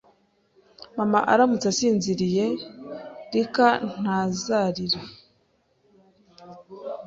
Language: Kinyarwanda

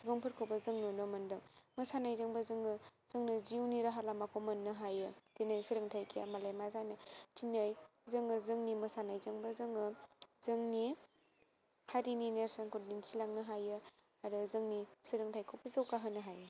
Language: Bodo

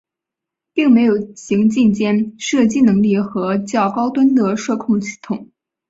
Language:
Chinese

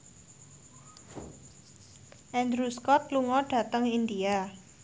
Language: Javanese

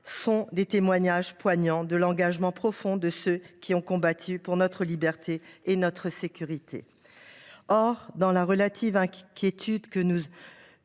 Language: French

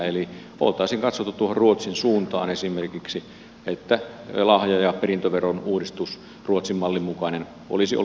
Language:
Finnish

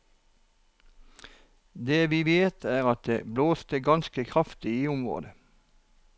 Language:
Norwegian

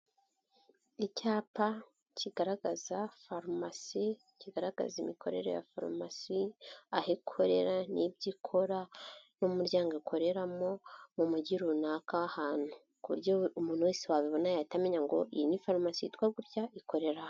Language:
Kinyarwanda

